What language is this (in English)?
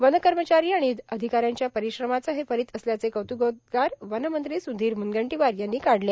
Marathi